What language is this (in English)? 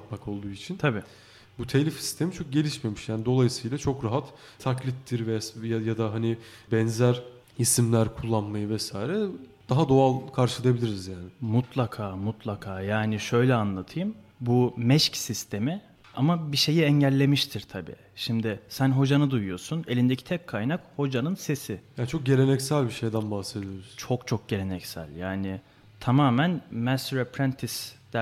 Turkish